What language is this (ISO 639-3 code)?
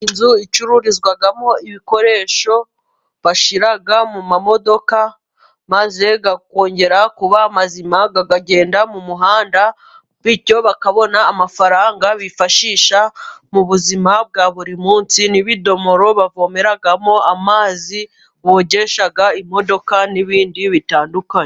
kin